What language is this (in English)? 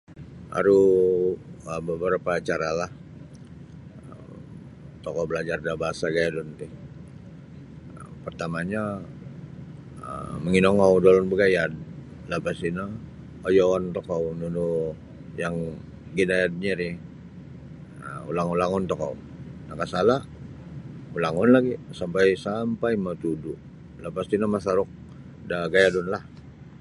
Sabah Bisaya